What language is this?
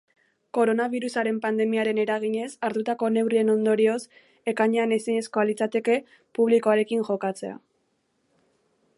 Basque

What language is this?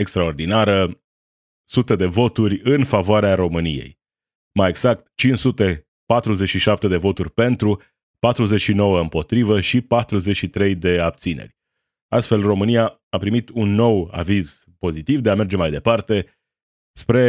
Romanian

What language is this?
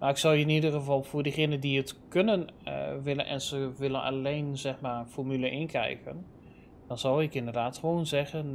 Dutch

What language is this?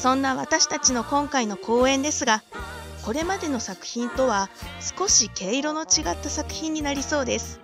Japanese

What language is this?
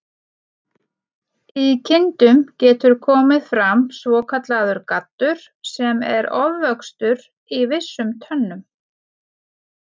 Icelandic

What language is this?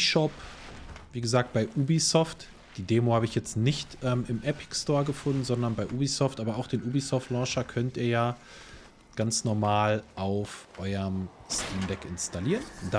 German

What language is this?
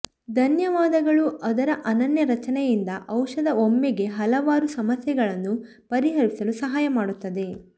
Kannada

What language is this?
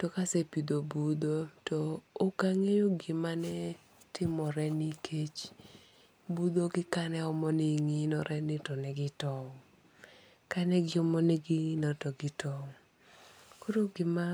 Luo (Kenya and Tanzania)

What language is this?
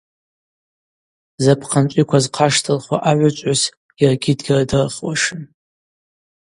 Abaza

